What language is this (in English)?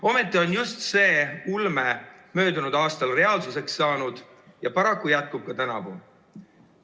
Estonian